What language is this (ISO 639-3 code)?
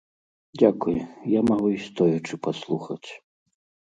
bel